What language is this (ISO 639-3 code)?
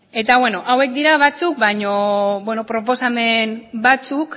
eus